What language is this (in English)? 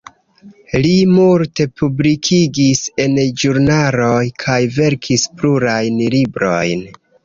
Esperanto